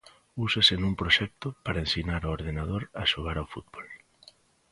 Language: Galician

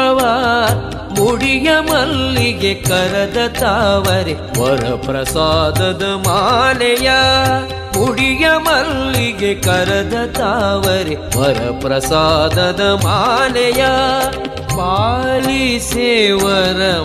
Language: Kannada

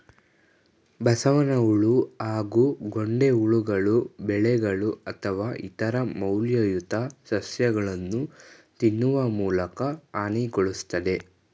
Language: Kannada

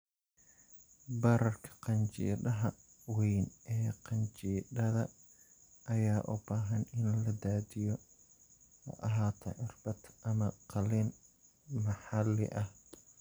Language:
Somali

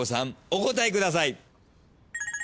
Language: Japanese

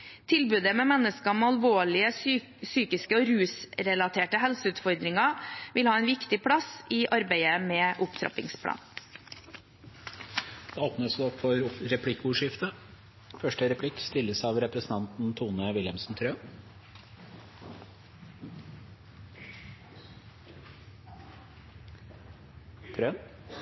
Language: Norwegian Bokmål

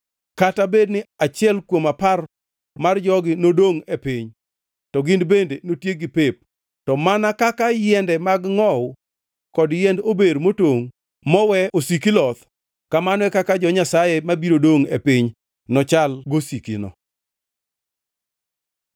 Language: Luo (Kenya and Tanzania)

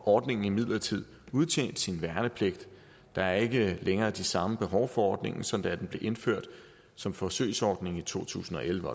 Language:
Danish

